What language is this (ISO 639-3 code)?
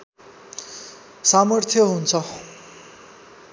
nep